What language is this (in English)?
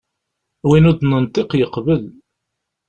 Kabyle